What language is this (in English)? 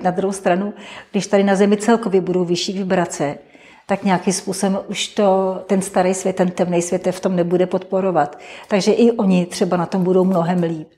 Czech